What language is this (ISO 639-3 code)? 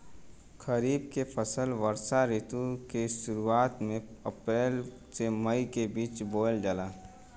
bho